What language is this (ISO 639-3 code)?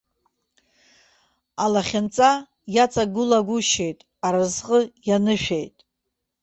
abk